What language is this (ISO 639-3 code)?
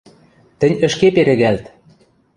mrj